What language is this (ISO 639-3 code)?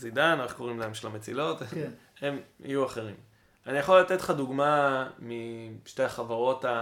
heb